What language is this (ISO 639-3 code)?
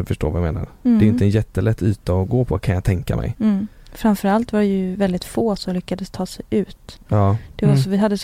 swe